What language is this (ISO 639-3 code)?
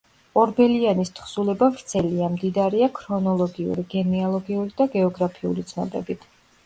kat